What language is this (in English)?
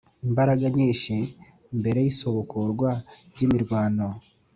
Kinyarwanda